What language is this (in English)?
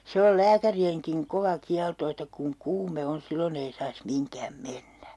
Finnish